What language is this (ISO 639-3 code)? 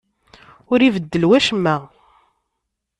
kab